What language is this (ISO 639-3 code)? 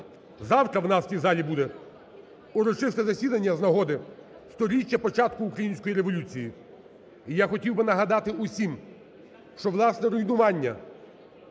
ukr